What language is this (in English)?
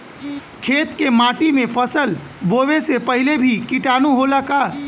Bhojpuri